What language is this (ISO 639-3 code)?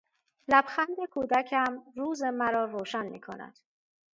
fas